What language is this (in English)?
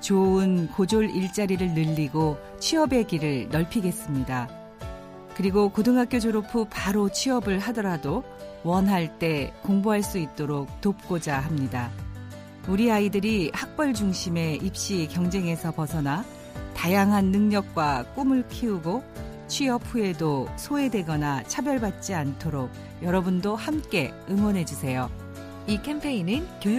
Korean